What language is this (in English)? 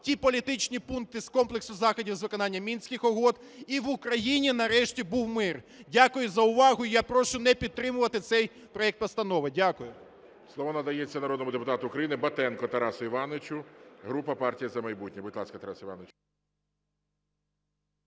Ukrainian